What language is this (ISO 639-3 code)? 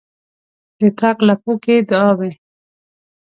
pus